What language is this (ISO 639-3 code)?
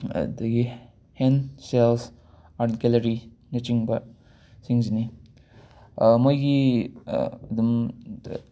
mni